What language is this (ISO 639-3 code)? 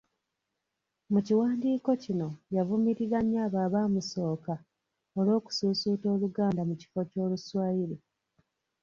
lug